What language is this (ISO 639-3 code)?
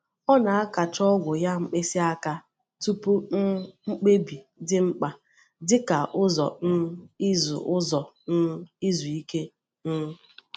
ibo